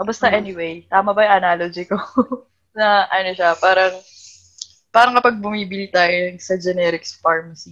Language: Filipino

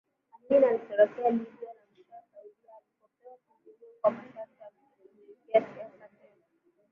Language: Swahili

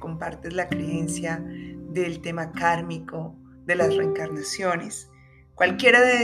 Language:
Spanish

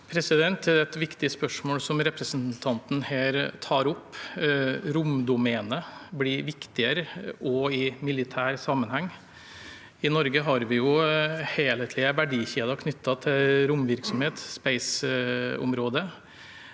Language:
Norwegian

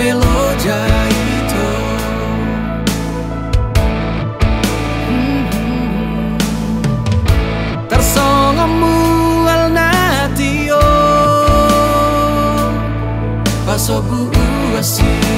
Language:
Indonesian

